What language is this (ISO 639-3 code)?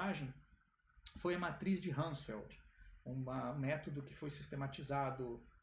por